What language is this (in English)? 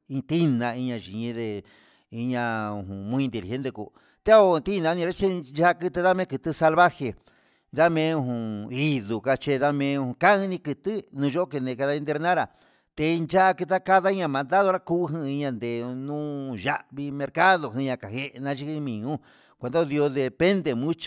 Huitepec Mixtec